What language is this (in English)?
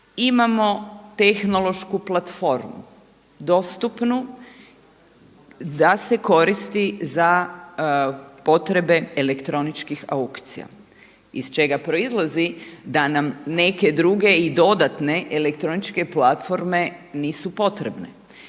Croatian